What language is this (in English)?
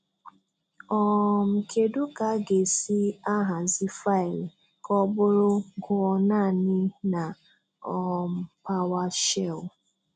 Igbo